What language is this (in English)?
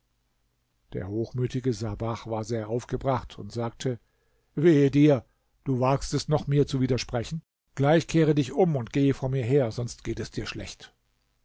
German